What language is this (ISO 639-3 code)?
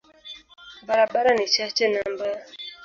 swa